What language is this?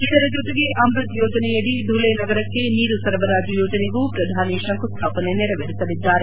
Kannada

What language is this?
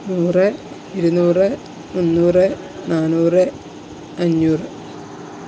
Malayalam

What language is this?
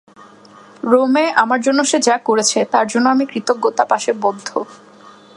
Bangla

